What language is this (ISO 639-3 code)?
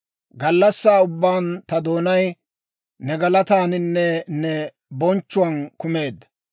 dwr